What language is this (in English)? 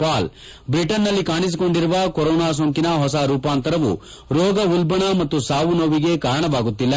Kannada